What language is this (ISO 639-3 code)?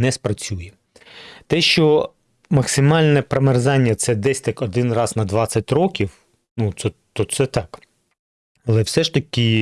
ukr